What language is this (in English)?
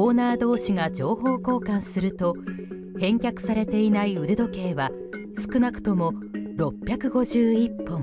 Japanese